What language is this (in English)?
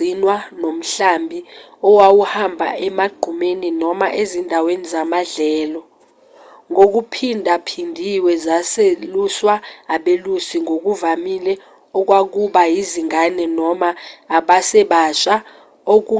Zulu